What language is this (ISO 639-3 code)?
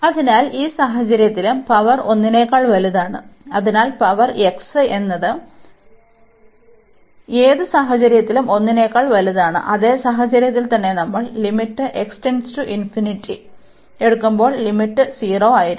mal